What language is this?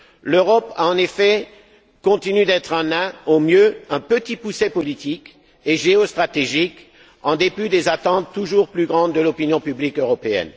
French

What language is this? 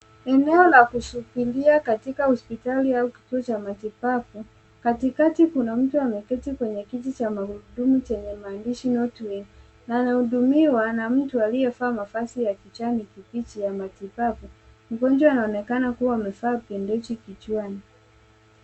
Swahili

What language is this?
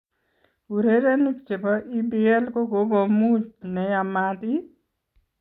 Kalenjin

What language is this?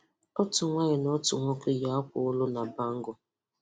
Igbo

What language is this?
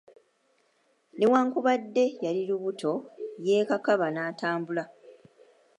Ganda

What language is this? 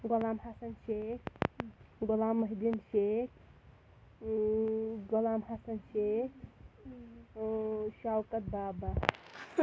Kashmiri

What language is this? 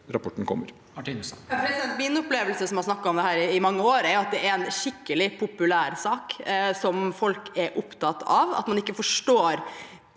Norwegian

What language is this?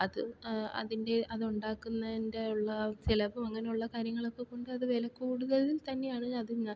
Malayalam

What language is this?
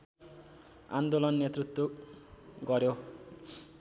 Nepali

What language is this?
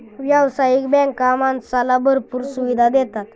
Marathi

